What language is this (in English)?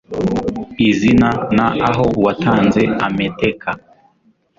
Kinyarwanda